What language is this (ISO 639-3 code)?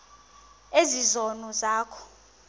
xho